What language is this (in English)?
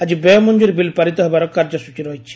Odia